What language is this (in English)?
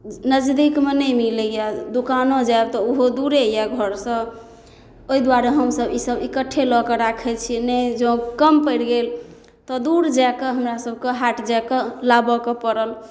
Maithili